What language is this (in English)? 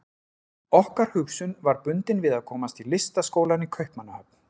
Icelandic